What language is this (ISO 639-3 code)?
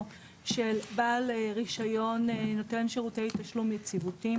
heb